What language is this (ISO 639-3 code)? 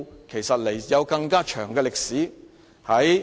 yue